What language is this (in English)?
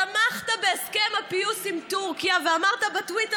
Hebrew